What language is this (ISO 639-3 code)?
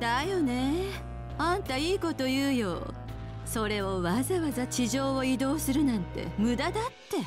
jpn